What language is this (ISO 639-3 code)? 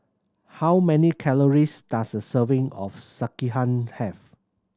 eng